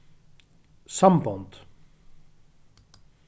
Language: Faroese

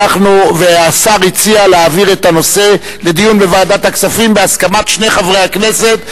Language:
Hebrew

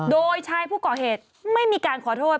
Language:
Thai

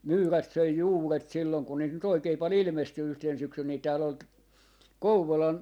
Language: Finnish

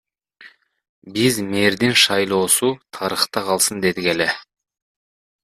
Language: Kyrgyz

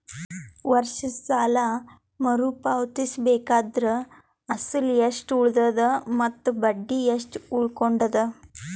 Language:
Kannada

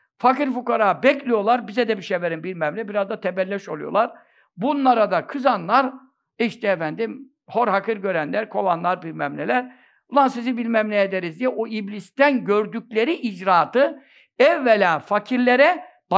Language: Turkish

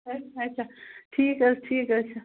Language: Kashmiri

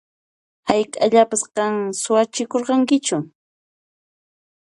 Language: Puno Quechua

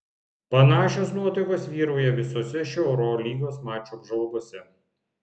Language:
Lithuanian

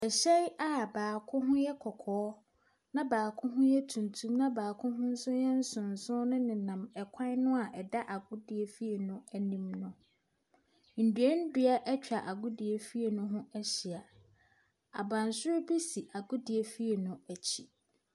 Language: Akan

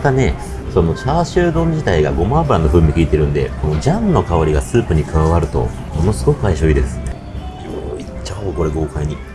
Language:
Japanese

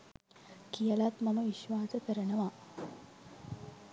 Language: Sinhala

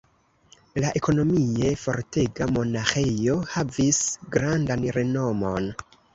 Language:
Esperanto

